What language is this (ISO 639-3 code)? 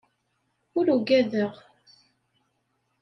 kab